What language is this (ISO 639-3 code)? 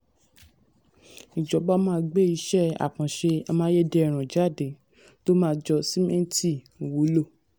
yor